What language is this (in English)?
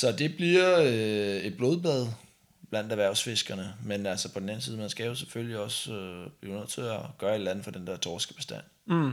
Danish